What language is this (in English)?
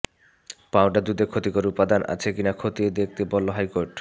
Bangla